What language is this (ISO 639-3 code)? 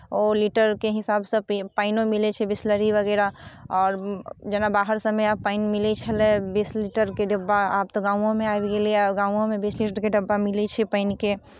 mai